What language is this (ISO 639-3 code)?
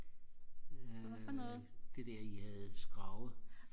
dan